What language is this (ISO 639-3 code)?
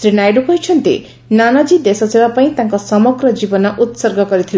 ori